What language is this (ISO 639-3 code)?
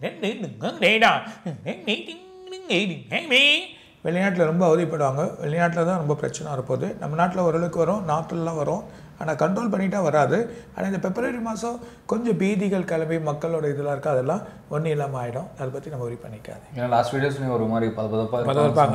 ind